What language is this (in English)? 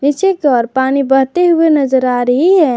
Hindi